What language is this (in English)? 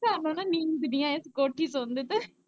Punjabi